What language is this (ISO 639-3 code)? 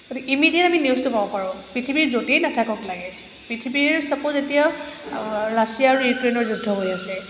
asm